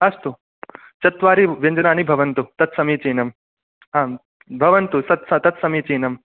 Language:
Sanskrit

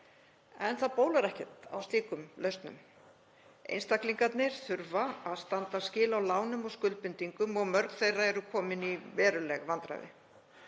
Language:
Icelandic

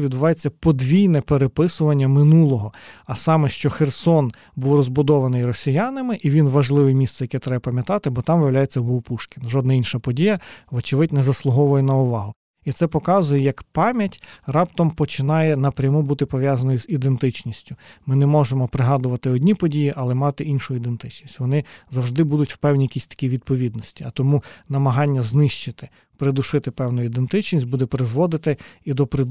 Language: Ukrainian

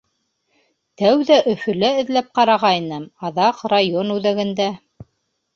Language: Bashkir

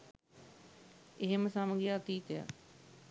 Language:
Sinhala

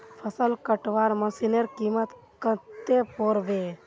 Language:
Magahi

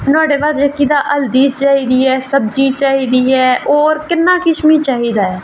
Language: Dogri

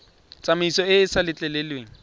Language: Tswana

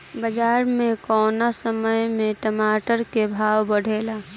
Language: Bhojpuri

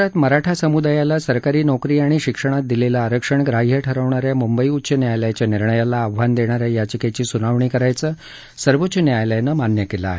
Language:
Marathi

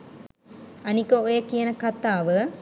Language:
Sinhala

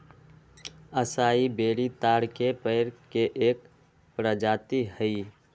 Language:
Magahi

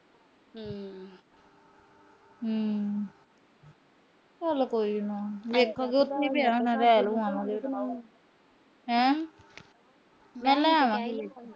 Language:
Punjabi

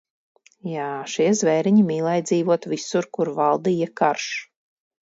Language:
Latvian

